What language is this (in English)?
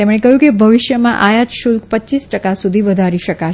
Gujarati